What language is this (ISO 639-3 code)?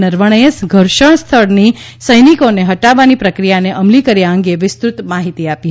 guj